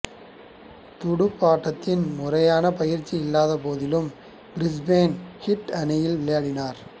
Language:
Tamil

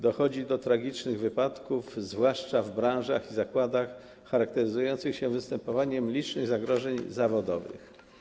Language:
Polish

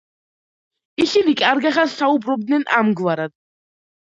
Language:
Georgian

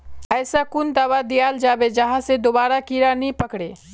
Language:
Magahi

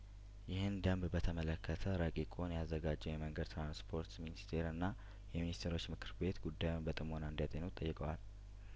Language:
Amharic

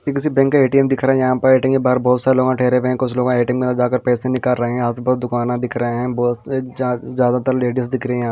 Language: Hindi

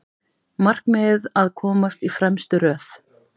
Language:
Icelandic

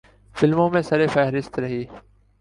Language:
Urdu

